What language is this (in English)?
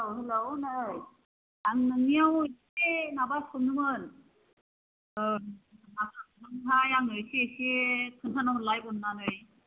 Bodo